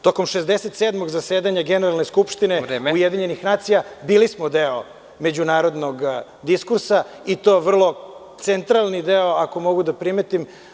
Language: Serbian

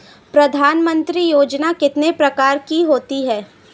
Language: Hindi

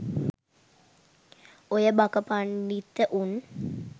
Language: Sinhala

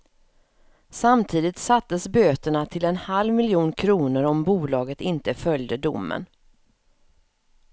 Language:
Swedish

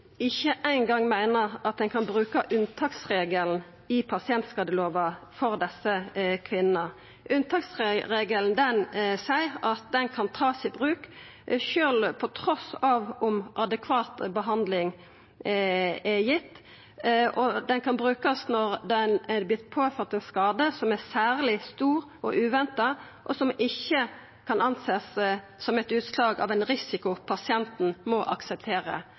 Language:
Norwegian Nynorsk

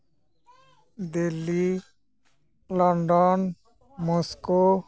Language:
Santali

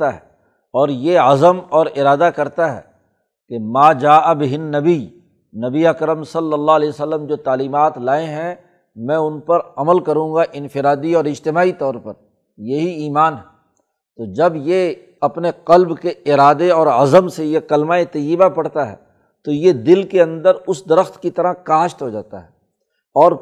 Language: Urdu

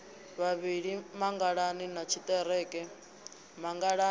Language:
Venda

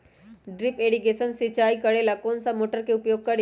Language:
Magahi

